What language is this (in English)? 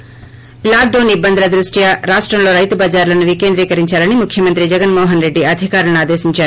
Telugu